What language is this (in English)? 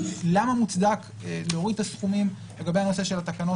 Hebrew